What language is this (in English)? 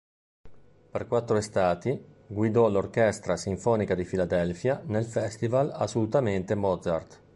Italian